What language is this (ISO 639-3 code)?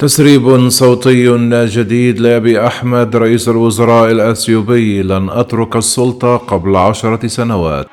ara